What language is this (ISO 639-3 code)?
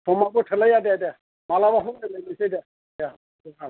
brx